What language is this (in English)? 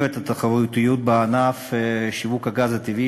Hebrew